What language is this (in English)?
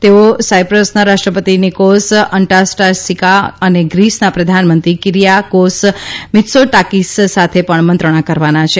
Gujarati